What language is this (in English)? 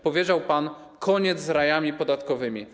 Polish